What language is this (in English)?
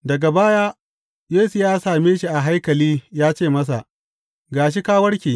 Hausa